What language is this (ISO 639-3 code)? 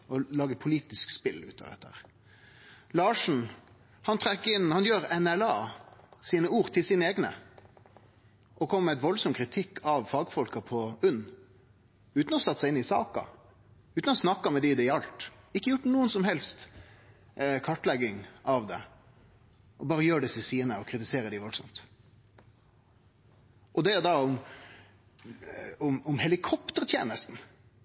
nno